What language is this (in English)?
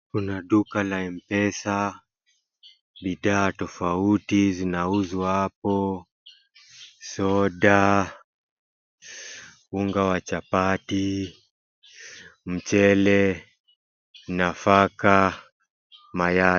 Swahili